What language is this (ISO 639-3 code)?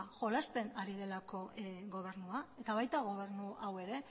eus